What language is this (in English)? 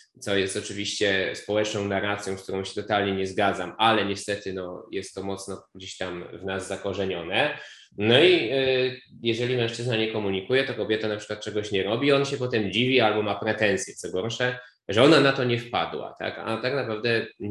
Polish